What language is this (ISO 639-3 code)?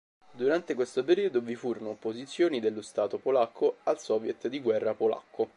ita